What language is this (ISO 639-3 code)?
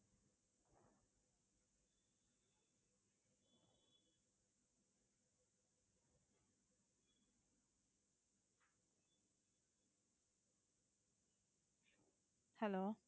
tam